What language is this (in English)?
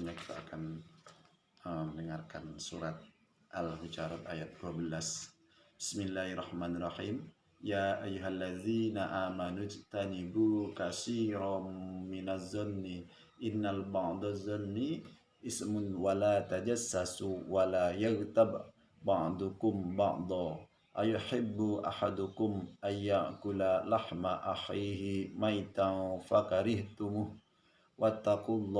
Indonesian